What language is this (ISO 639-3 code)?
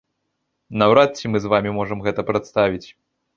bel